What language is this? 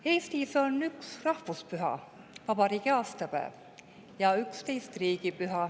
Estonian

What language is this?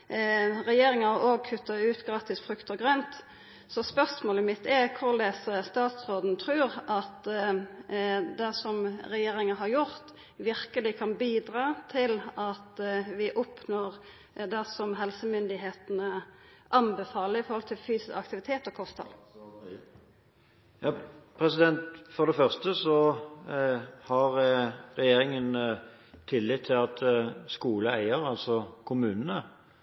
Norwegian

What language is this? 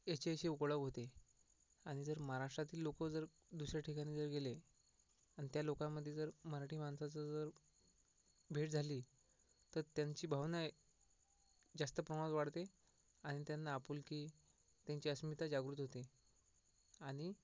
Marathi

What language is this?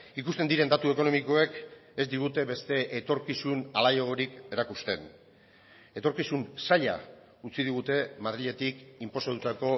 Basque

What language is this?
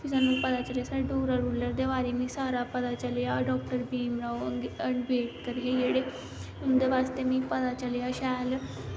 Dogri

